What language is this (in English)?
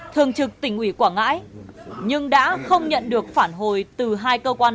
Vietnamese